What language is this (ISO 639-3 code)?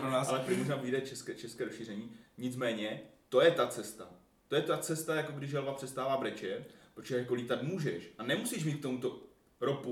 ces